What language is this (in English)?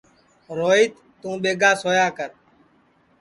Sansi